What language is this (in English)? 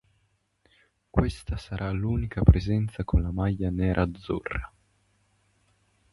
Italian